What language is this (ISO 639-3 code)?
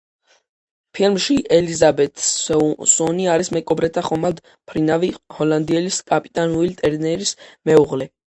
kat